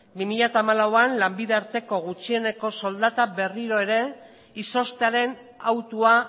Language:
Basque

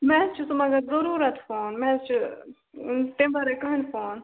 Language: Kashmiri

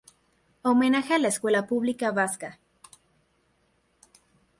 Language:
Spanish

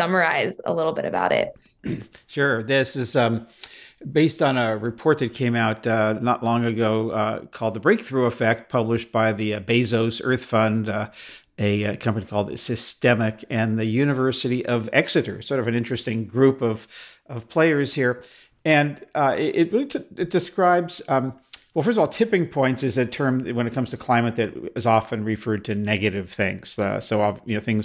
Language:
English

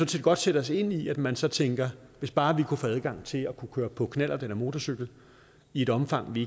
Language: Danish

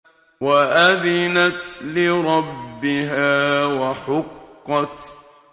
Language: Arabic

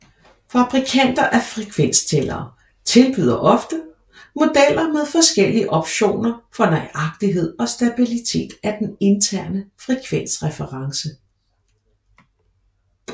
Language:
Danish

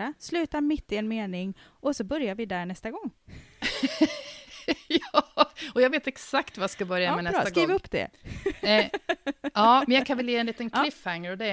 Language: Swedish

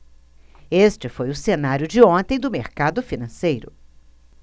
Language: Portuguese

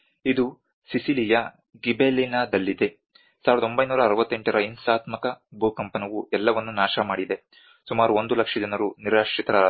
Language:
Kannada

